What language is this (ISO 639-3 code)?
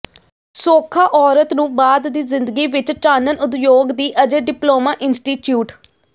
pan